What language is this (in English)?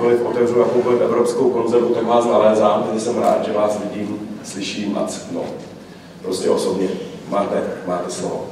Czech